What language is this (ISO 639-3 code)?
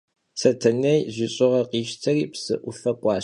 kbd